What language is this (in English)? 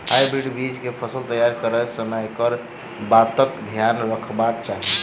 Maithili